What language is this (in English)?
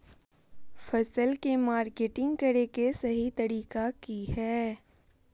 Magahi